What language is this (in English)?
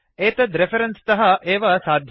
Sanskrit